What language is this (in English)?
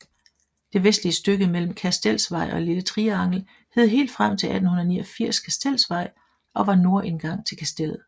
Danish